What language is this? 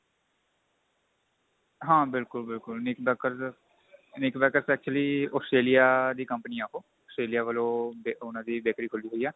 Punjabi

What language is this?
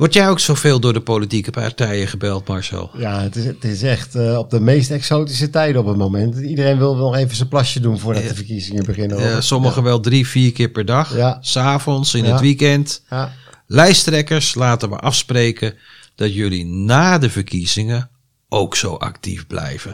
Dutch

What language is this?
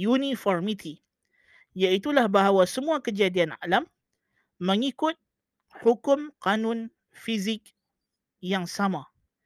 Malay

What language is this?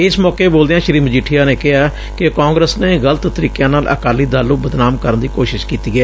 Punjabi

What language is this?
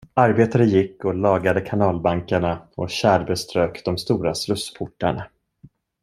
Swedish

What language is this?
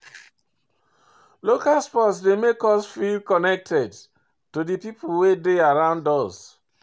Nigerian Pidgin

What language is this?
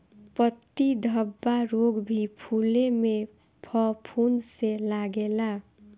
Bhojpuri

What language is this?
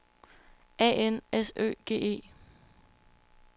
Danish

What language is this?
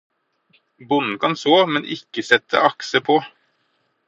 Norwegian Bokmål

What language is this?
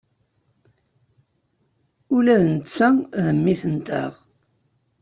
Kabyle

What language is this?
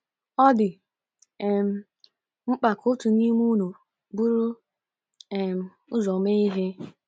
Igbo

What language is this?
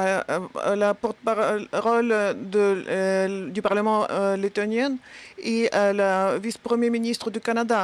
French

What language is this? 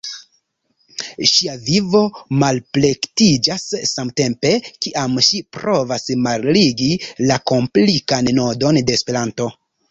Esperanto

